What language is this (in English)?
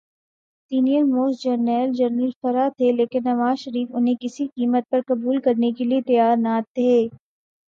Urdu